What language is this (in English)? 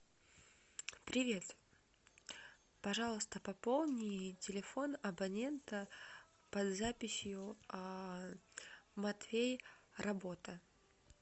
Russian